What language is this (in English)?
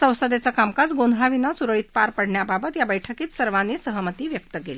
Marathi